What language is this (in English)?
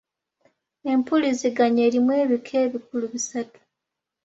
Ganda